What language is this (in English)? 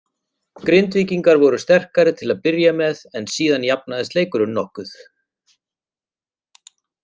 Icelandic